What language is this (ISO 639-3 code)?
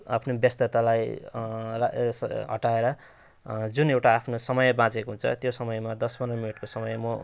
nep